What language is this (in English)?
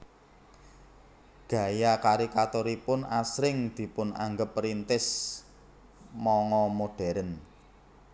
Javanese